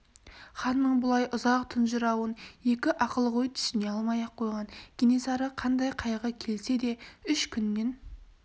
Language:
Kazakh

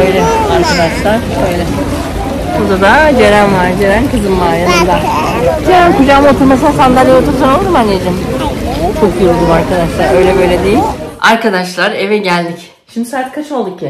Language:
Turkish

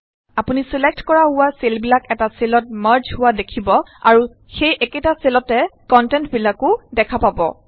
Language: Assamese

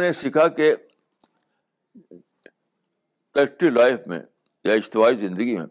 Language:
Urdu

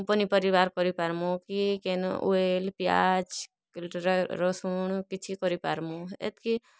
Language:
Odia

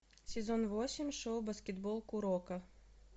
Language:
Russian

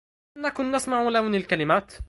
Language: Arabic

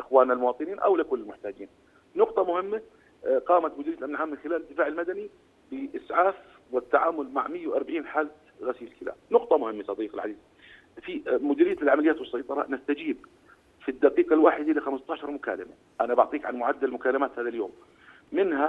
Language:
Arabic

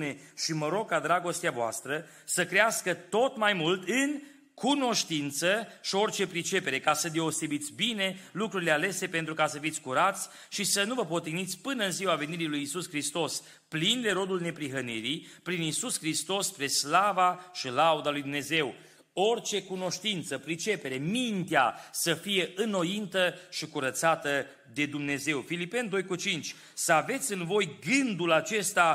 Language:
Romanian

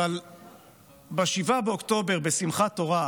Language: Hebrew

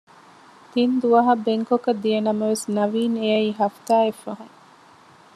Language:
Divehi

